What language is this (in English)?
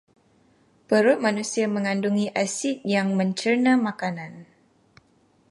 Malay